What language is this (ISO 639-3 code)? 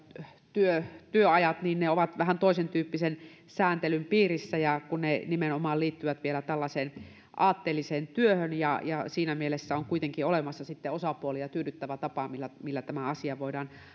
fin